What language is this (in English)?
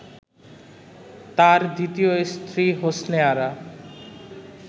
Bangla